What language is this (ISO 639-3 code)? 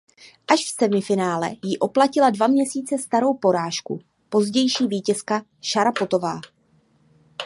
ces